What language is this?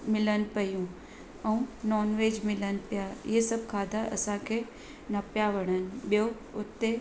Sindhi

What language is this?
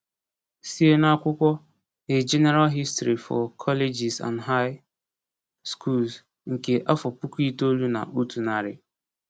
Igbo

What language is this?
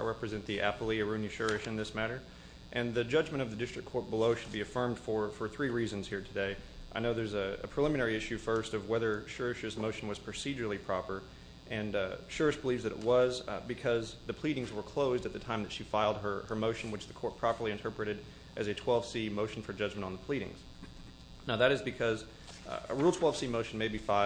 English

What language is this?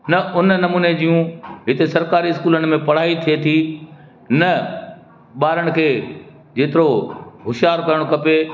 Sindhi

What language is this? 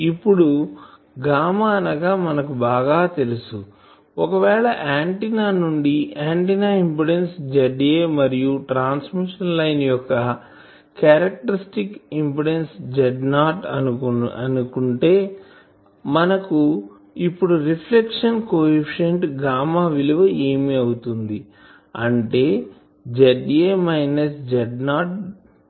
Telugu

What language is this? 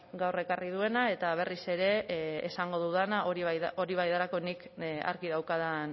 Basque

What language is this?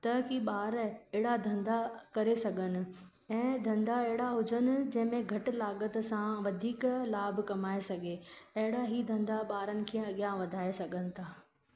Sindhi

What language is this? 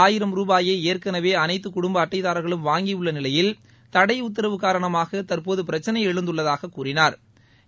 Tamil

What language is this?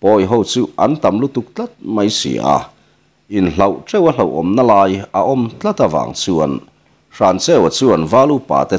Thai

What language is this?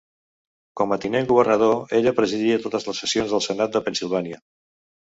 Catalan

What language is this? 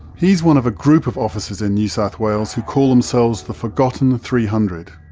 English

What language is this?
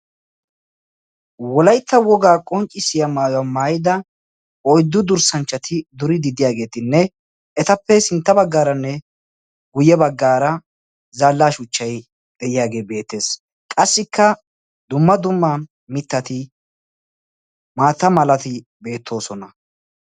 Wolaytta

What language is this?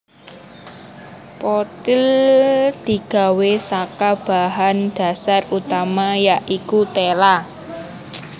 Javanese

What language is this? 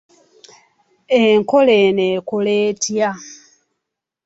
Ganda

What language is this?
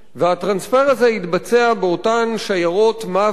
Hebrew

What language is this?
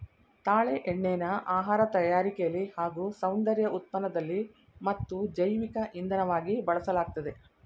Kannada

